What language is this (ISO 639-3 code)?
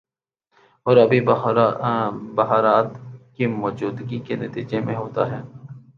urd